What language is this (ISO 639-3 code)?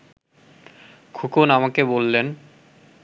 ben